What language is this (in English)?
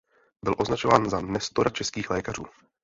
Czech